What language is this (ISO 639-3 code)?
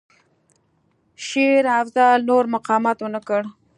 pus